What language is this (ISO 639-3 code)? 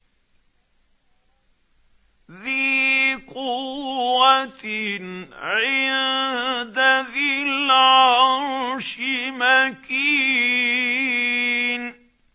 ara